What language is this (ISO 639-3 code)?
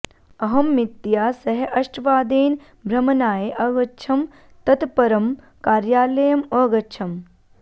san